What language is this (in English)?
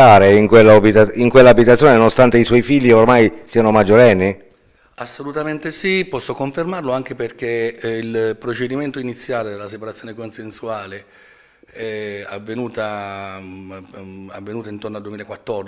Italian